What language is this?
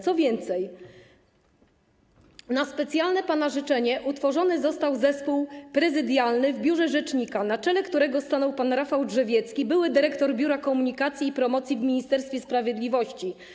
Polish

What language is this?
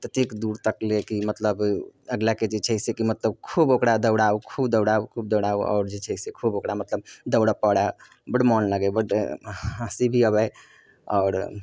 Maithili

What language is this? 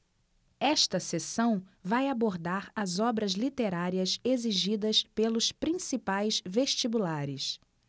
Portuguese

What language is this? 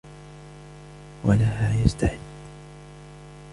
Arabic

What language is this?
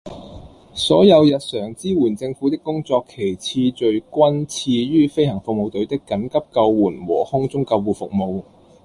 Cantonese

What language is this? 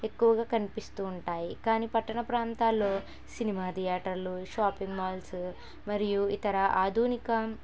Telugu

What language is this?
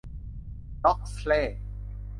Thai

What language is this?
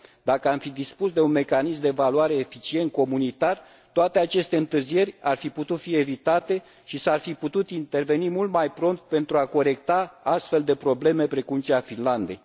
Romanian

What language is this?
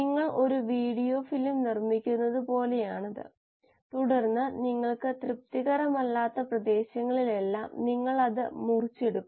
Malayalam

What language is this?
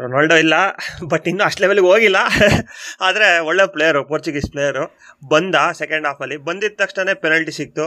Kannada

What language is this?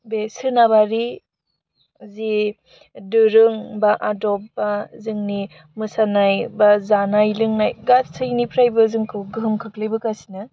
Bodo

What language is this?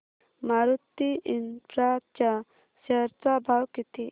Marathi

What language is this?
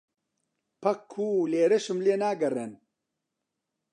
Central Kurdish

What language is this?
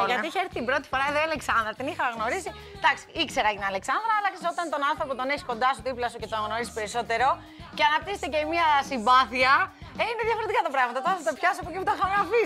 Greek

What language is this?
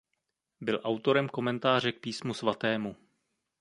Czech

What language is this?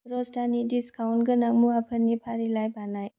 Bodo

